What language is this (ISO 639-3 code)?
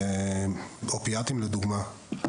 heb